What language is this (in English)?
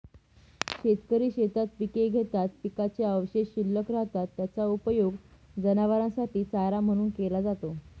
Marathi